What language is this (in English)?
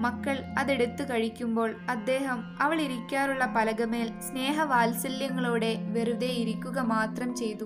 Malayalam